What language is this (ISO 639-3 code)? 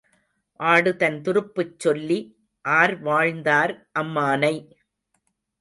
tam